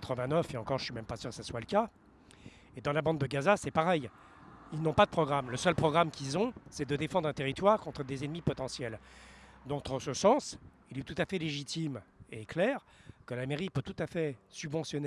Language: French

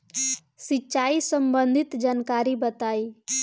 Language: Bhojpuri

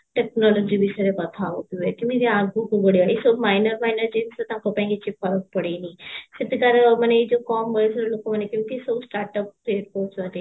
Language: Odia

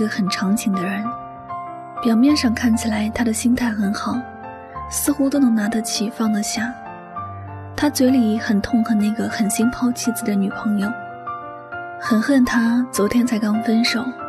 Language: Chinese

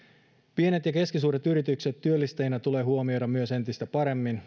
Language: Finnish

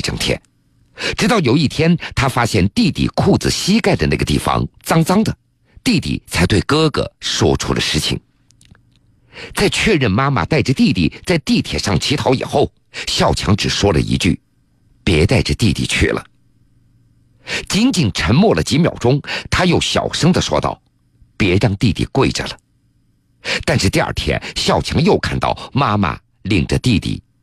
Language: Chinese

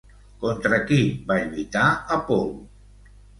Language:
Catalan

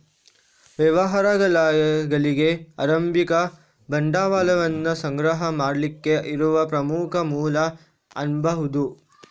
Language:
Kannada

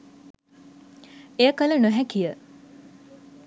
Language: Sinhala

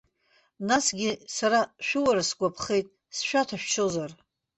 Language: Abkhazian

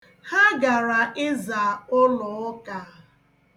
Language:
Igbo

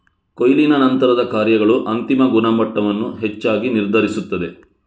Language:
Kannada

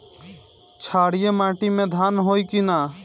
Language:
Bhojpuri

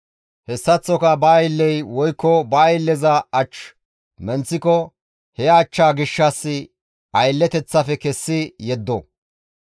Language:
Gamo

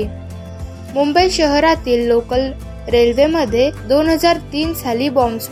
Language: Marathi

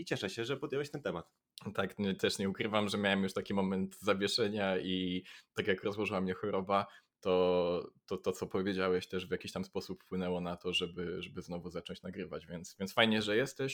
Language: Polish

